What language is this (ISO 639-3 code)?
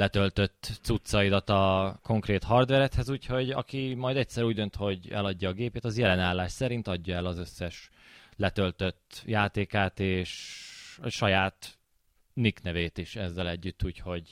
hun